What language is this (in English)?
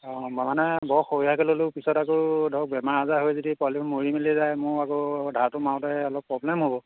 Assamese